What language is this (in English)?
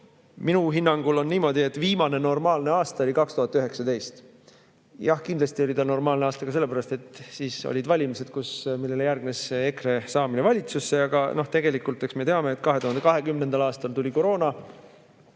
Estonian